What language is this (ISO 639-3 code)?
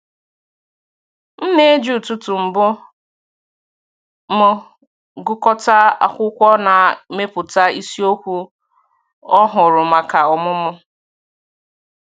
ibo